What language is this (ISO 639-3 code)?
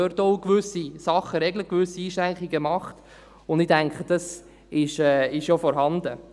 gsw